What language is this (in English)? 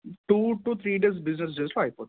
Telugu